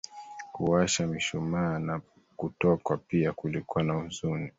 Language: Swahili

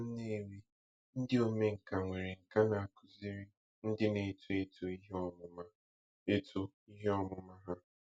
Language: Igbo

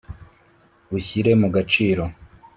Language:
Kinyarwanda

